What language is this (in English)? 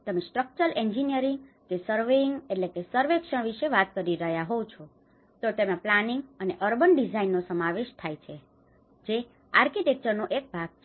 Gujarati